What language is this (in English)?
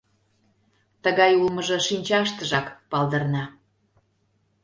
Mari